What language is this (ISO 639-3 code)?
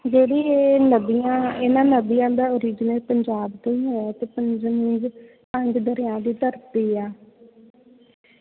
pan